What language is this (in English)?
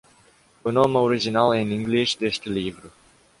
Portuguese